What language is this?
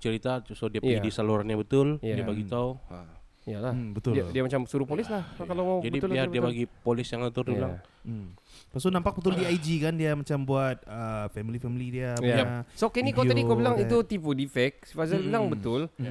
Malay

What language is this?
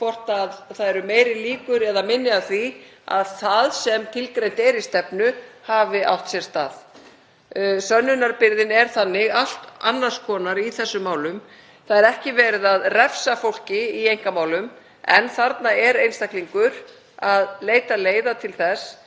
Icelandic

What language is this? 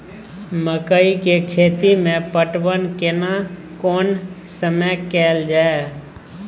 Maithili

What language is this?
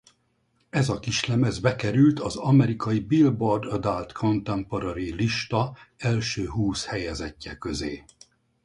Hungarian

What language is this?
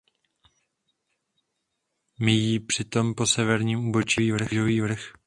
Czech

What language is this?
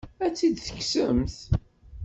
Kabyle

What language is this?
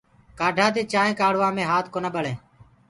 Gurgula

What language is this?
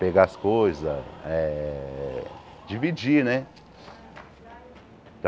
Portuguese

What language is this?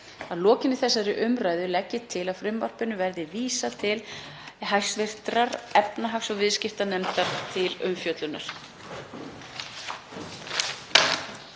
Icelandic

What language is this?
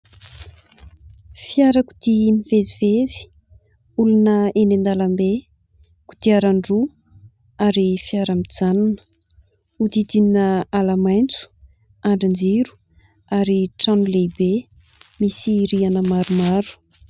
Malagasy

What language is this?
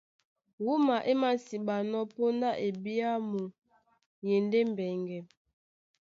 Duala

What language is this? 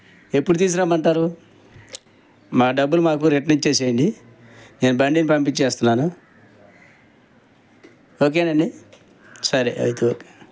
Telugu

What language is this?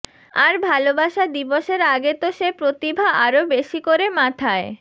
Bangla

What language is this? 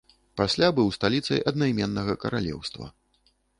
Belarusian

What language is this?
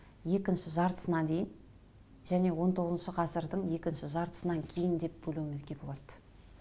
Kazakh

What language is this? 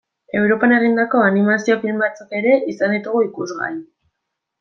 Basque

